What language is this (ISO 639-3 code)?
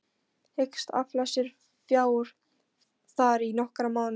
isl